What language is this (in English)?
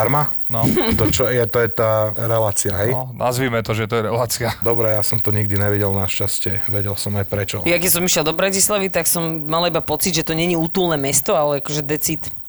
Slovak